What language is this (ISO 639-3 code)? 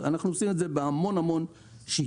heb